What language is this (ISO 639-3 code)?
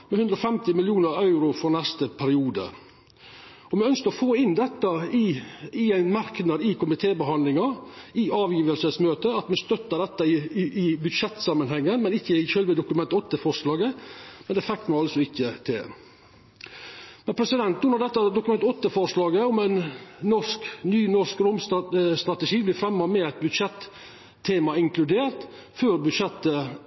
nno